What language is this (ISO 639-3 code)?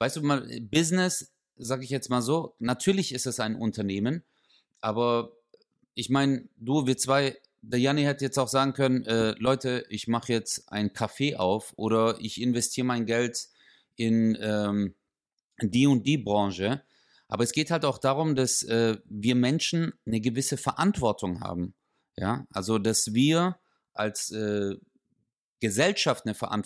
deu